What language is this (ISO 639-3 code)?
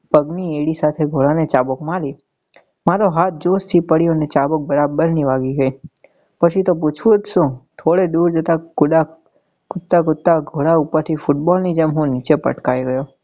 guj